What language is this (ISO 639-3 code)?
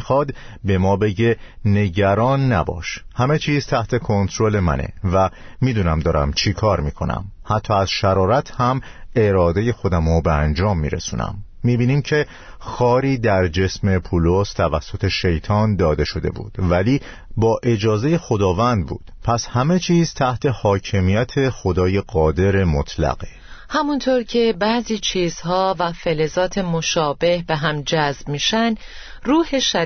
fas